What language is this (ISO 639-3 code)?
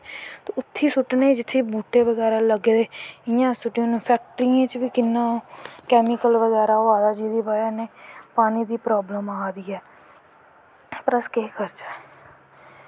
doi